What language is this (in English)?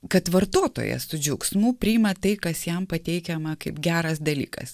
Lithuanian